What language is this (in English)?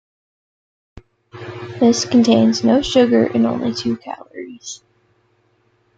English